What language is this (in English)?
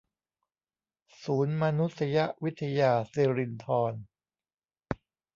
Thai